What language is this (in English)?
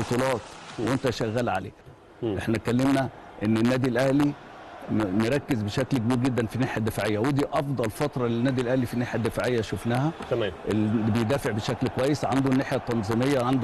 Arabic